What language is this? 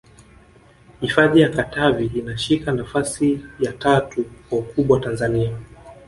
Swahili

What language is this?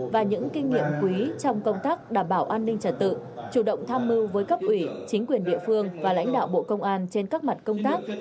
Vietnamese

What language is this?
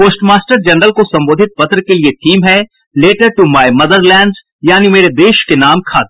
Hindi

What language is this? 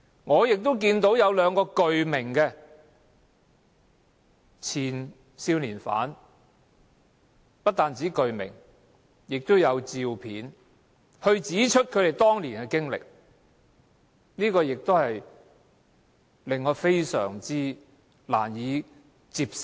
Cantonese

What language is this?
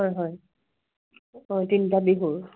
Assamese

